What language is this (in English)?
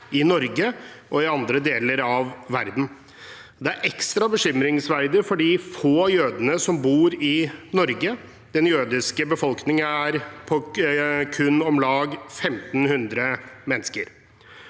Norwegian